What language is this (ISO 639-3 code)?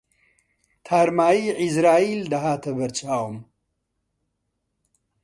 ckb